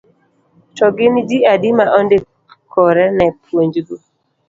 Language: Luo (Kenya and Tanzania)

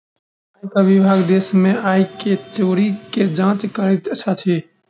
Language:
Maithili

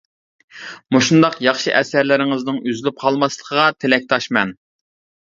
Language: Uyghur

